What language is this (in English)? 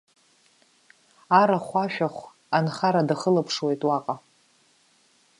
Abkhazian